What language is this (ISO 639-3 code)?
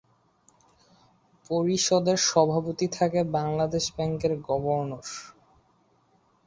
ben